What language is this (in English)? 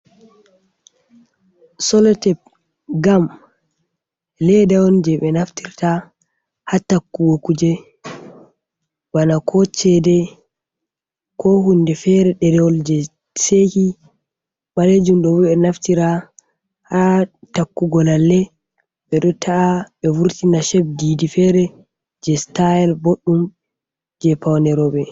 Fula